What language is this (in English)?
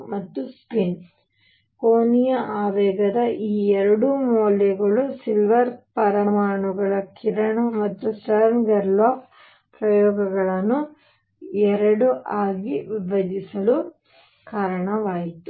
Kannada